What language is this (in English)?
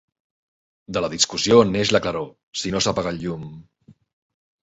Catalan